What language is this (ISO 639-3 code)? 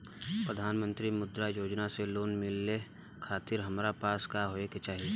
bho